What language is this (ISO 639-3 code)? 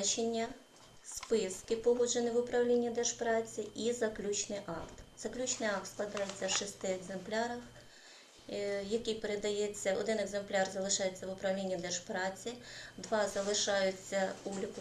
ukr